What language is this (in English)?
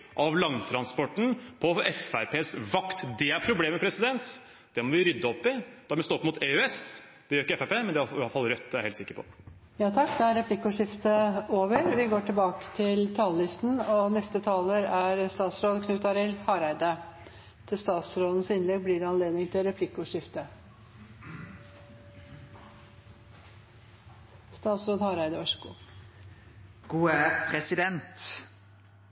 Norwegian